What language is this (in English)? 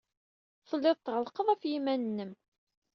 Kabyle